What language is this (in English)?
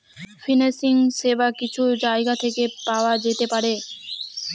Bangla